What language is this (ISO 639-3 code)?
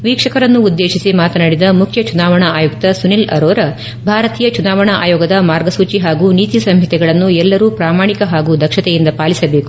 kan